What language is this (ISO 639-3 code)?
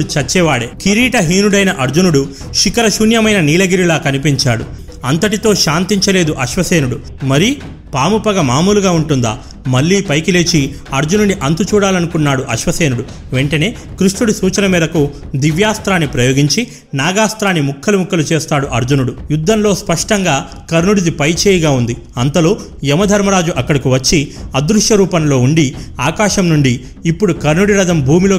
tel